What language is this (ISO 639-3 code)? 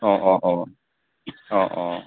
asm